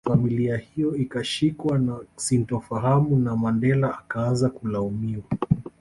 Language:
Swahili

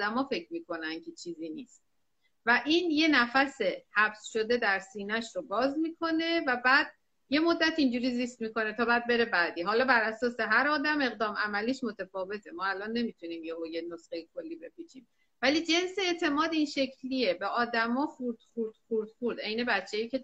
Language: Persian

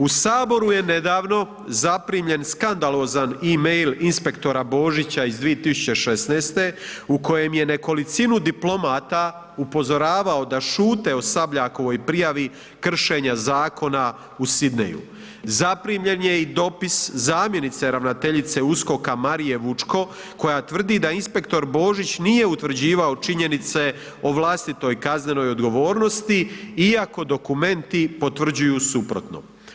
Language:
Croatian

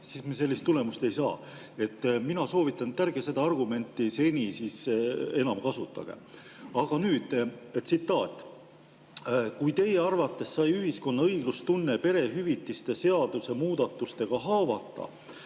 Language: Estonian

